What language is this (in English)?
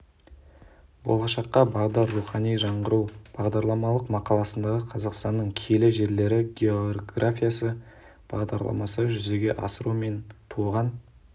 Kazakh